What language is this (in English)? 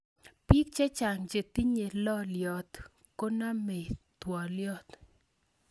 Kalenjin